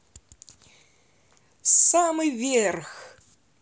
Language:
Russian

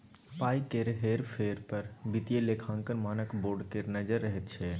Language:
Maithili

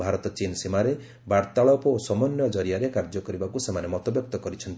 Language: Odia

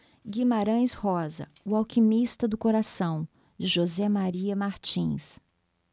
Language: Portuguese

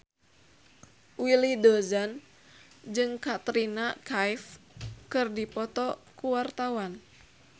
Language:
Sundanese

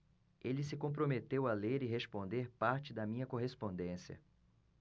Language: Portuguese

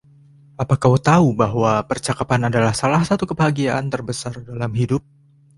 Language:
Indonesian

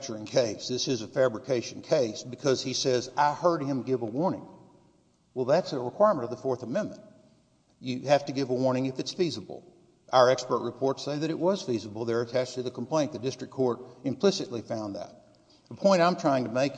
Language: English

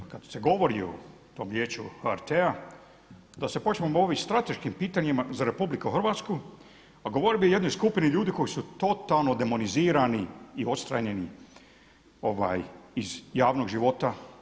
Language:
Croatian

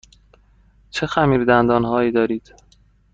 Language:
Persian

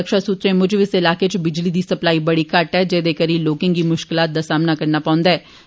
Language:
Dogri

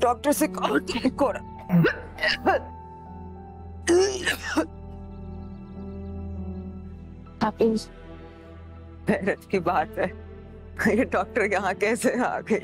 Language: Hindi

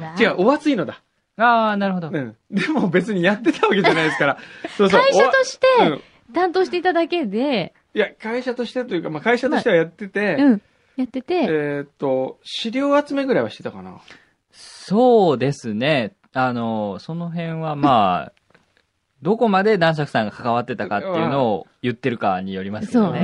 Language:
Japanese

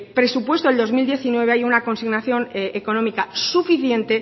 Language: Spanish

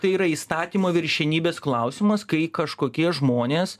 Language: Lithuanian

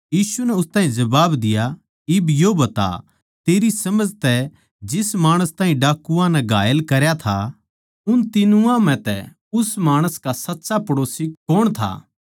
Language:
Haryanvi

